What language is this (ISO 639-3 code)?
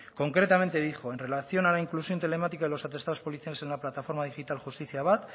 spa